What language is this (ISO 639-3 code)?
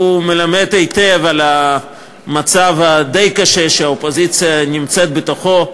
heb